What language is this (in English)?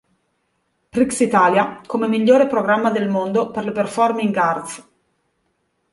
Italian